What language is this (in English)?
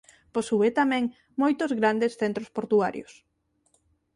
Galician